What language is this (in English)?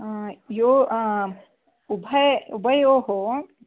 Sanskrit